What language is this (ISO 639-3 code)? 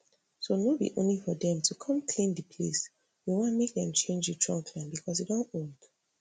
pcm